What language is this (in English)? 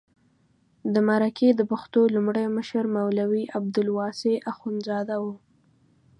Pashto